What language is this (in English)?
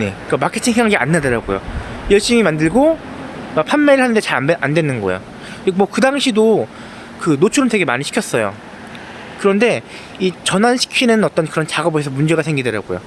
Korean